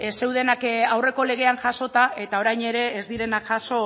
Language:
Basque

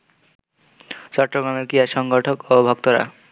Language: Bangla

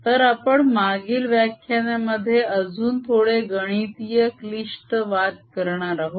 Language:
Marathi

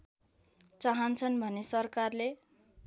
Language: Nepali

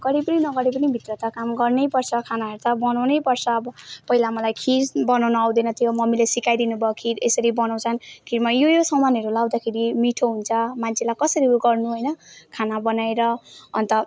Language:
Nepali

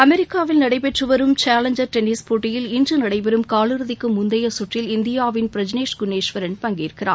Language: Tamil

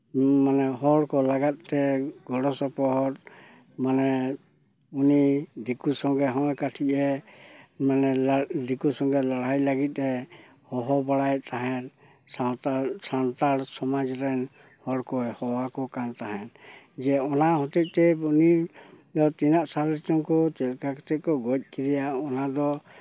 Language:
Santali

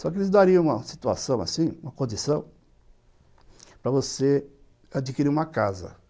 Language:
Portuguese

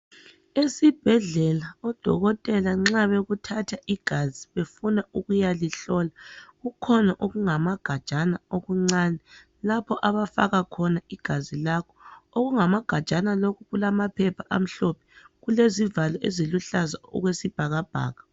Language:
North Ndebele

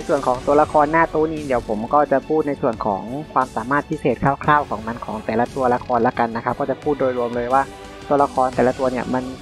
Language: Thai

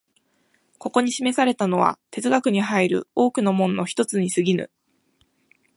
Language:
Japanese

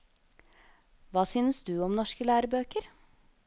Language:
Norwegian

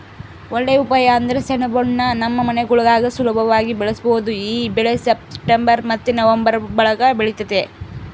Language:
Kannada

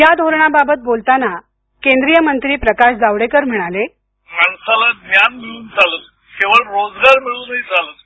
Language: Marathi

